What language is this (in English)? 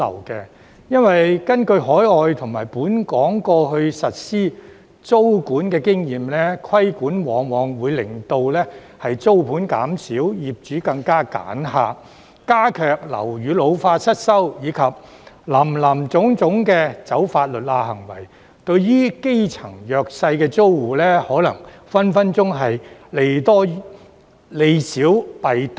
Cantonese